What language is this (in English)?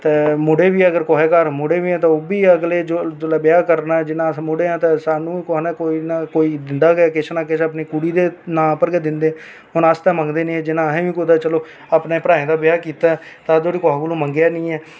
Dogri